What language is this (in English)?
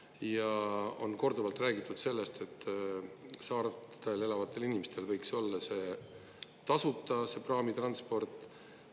Estonian